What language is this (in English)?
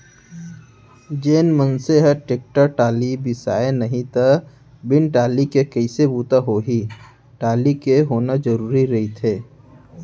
Chhattisgarhi